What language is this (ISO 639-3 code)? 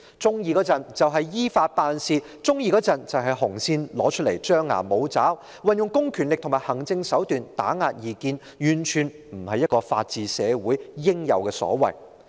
yue